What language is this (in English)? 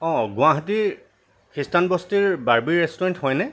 Assamese